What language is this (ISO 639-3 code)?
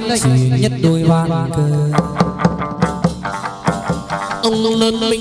vie